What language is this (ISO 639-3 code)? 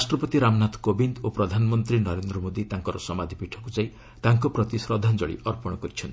ori